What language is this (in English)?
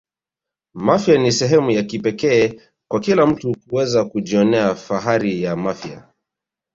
Swahili